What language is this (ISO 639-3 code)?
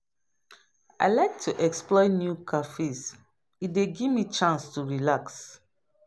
pcm